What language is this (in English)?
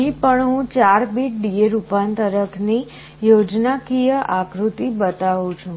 Gujarati